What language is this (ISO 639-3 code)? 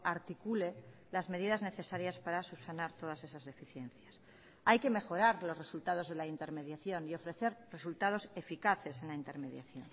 spa